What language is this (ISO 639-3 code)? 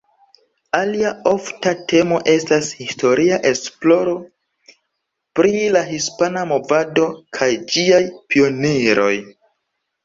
epo